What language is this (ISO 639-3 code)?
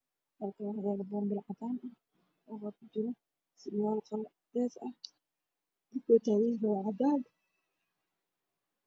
som